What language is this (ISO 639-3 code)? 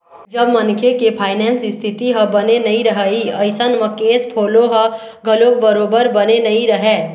hne